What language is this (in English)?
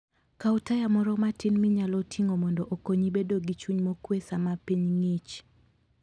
Luo (Kenya and Tanzania)